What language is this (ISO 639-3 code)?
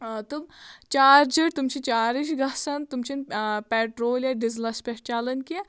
kas